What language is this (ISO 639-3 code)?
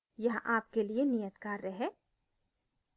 hin